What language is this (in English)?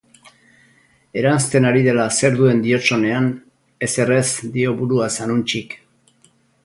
Basque